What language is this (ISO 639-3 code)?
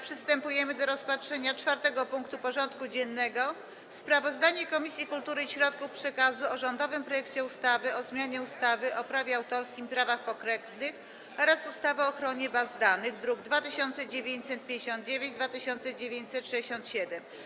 pol